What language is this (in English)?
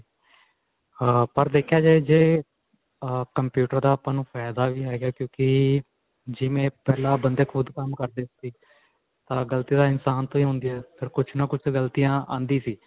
Punjabi